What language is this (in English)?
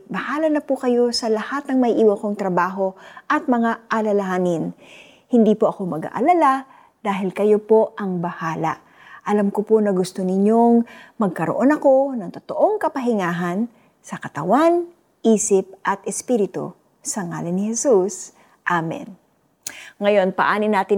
Filipino